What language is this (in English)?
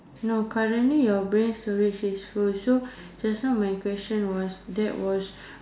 English